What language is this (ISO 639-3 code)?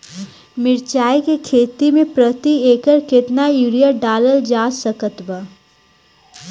bho